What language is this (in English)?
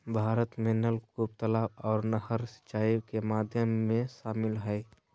Magahi